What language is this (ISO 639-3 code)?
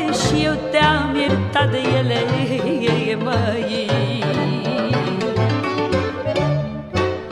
ron